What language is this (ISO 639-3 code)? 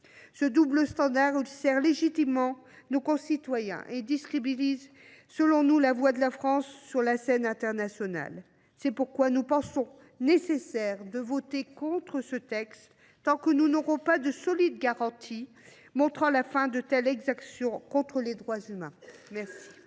fra